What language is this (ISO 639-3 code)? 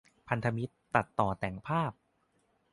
tha